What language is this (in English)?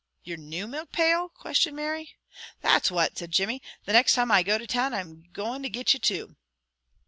English